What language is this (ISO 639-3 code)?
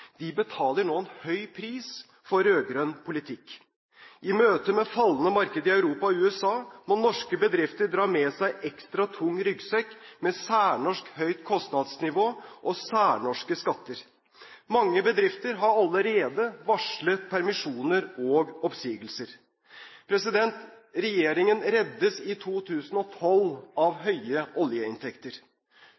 nob